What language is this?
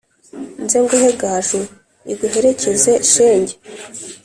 Kinyarwanda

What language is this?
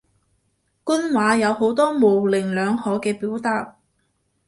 Cantonese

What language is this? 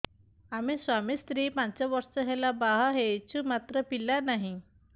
Odia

